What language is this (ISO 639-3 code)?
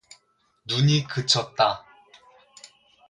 kor